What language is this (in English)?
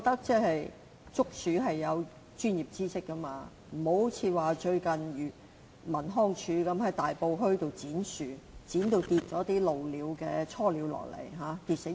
Cantonese